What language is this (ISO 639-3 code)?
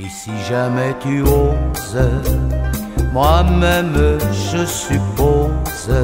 fra